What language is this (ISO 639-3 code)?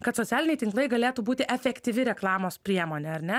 lit